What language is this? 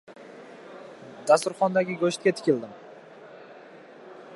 Uzbek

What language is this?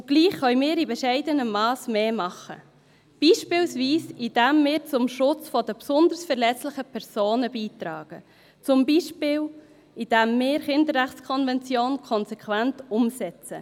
Swiss German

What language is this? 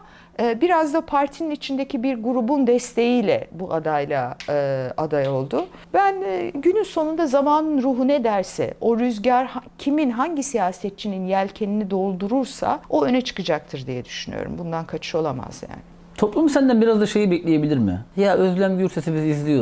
Turkish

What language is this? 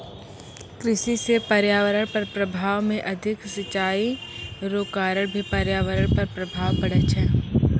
Maithili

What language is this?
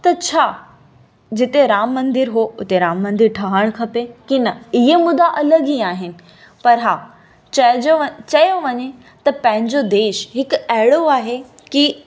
Sindhi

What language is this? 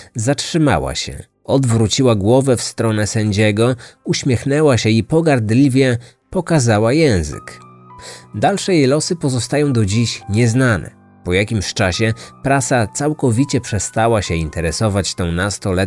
Polish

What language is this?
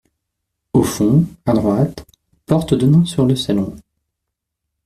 French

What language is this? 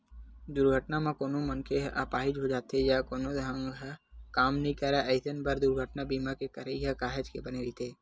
Chhattisgarhi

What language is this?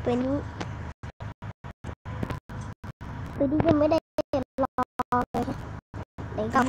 Thai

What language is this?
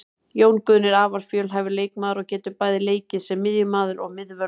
Icelandic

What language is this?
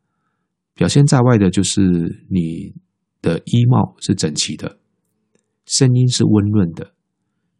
Chinese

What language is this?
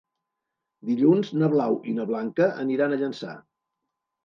Catalan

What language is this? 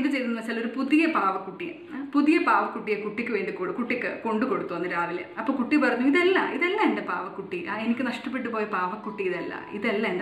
Malayalam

